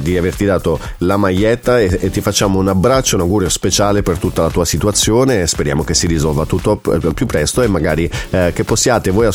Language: Italian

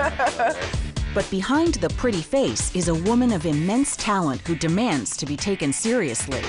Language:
English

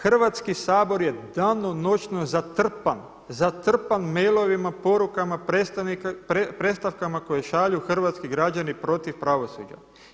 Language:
Croatian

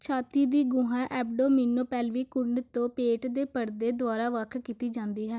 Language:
Punjabi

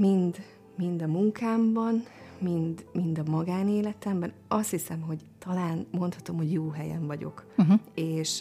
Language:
Hungarian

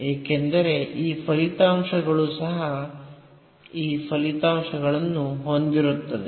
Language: Kannada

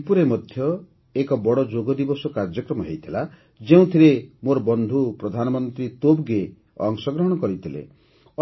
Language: Odia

